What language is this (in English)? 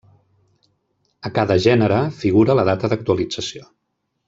Catalan